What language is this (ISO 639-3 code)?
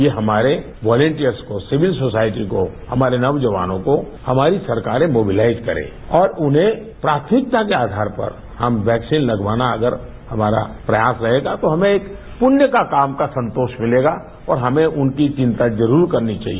hin